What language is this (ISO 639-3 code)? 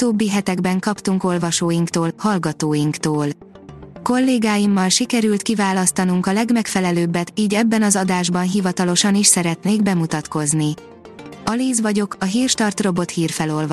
hun